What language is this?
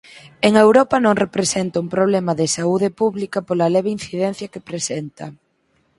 Galician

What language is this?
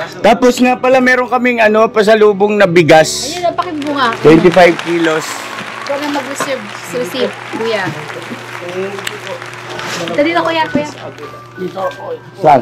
Filipino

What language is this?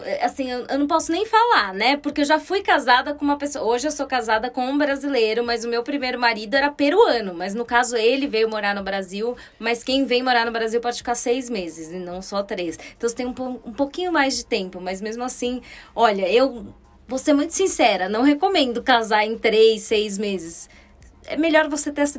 Portuguese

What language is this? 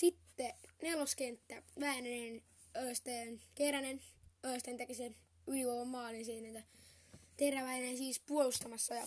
Finnish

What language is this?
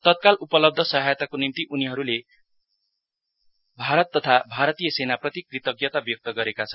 Nepali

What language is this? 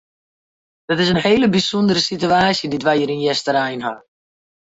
Western Frisian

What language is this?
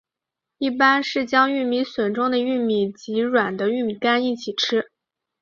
Chinese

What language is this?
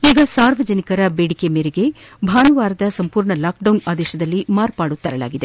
Kannada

